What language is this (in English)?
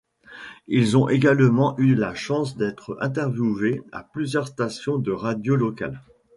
French